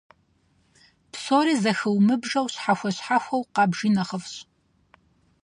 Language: Kabardian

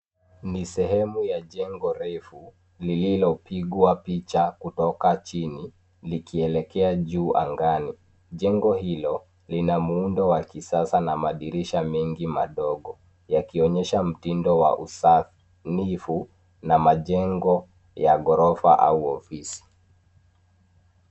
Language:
Swahili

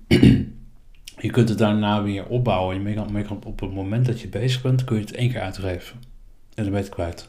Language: Dutch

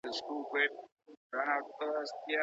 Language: Pashto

